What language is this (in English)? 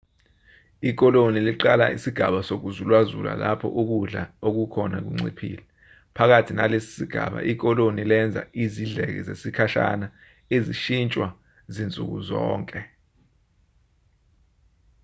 Zulu